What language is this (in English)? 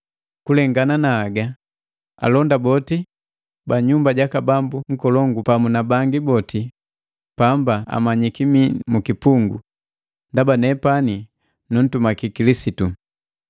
Matengo